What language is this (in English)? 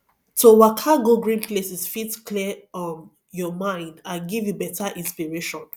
Nigerian Pidgin